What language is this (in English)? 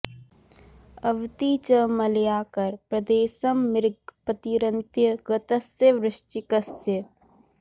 Sanskrit